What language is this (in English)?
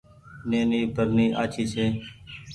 Goaria